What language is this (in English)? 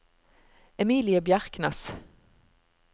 Norwegian